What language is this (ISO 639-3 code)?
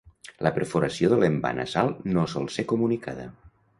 cat